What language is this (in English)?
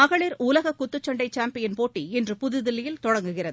Tamil